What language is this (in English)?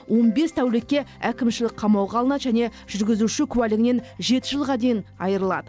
Kazakh